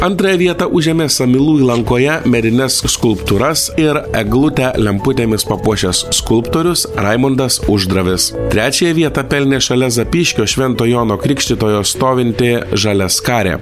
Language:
Lithuanian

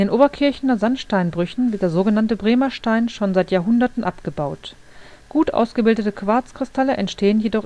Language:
German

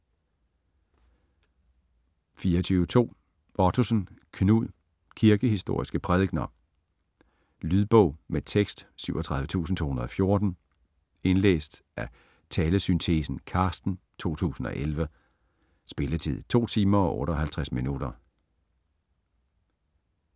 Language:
Danish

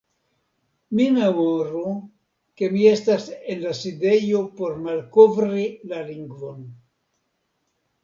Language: Esperanto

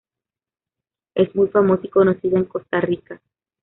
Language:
Spanish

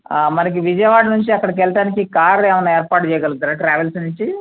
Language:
Telugu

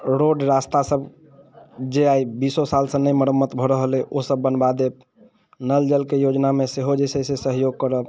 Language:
Maithili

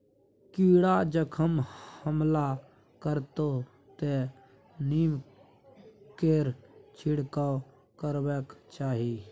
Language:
Maithili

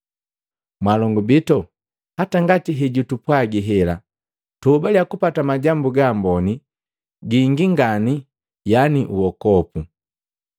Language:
Matengo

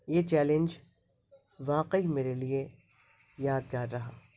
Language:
Urdu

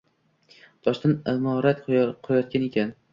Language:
Uzbek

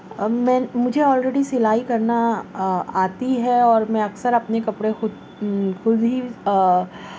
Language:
Urdu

